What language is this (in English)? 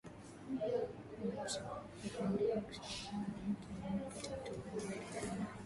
Swahili